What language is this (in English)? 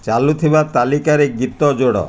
Odia